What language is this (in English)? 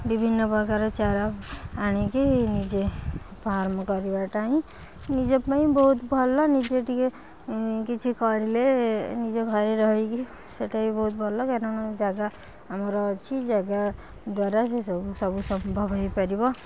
Odia